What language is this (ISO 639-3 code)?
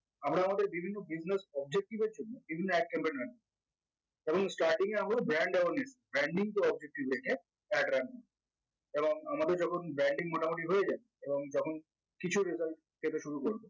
ben